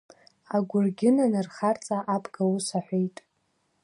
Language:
Abkhazian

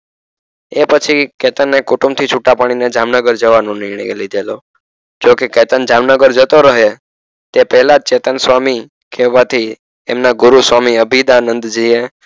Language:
Gujarati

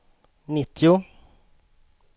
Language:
Swedish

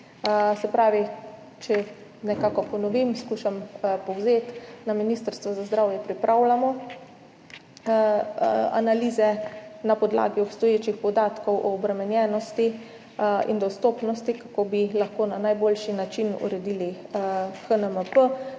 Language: Slovenian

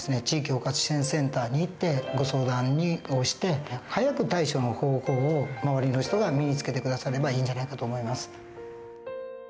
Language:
Japanese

